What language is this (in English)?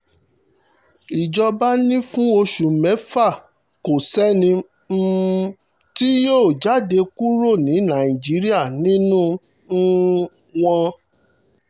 Yoruba